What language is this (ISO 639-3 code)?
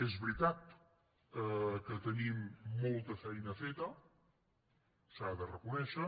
cat